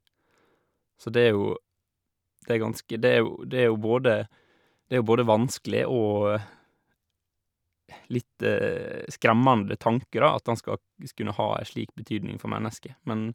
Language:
Norwegian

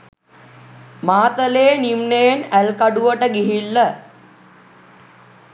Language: Sinhala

